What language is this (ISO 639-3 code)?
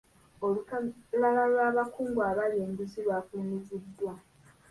lug